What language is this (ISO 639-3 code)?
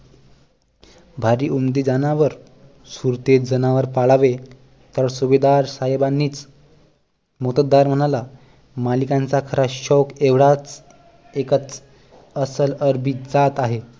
mar